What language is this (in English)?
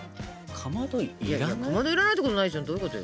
Japanese